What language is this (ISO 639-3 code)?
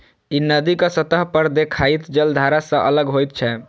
mai